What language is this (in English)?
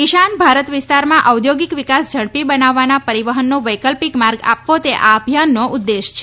Gujarati